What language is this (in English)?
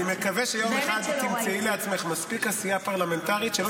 Hebrew